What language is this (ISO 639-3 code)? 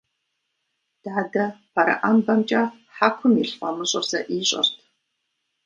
kbd